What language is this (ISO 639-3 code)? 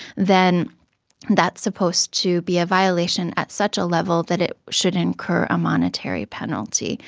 eng